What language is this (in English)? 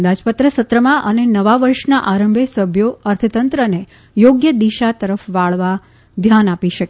Gujarati